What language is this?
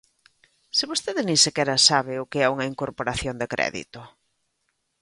Galician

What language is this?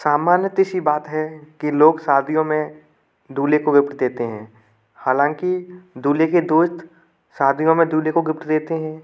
Hindi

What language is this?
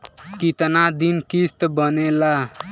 Bhojpuri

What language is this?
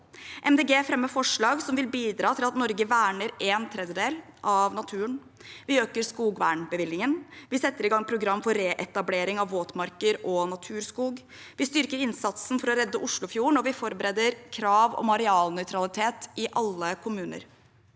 Norwegian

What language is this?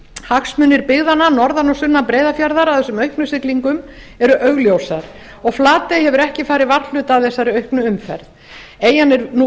Icelandic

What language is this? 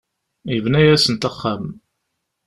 Kabyle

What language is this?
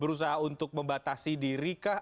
Indonesian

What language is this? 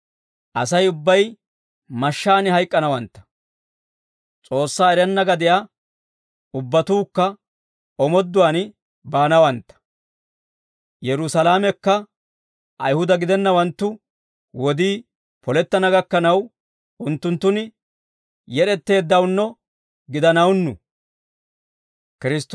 Dawro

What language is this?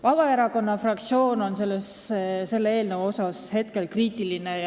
Estonian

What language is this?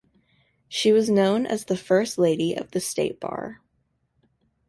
English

